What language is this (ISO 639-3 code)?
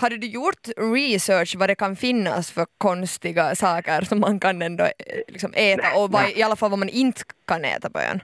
swe